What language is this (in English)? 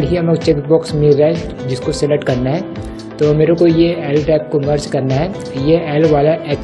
Hindi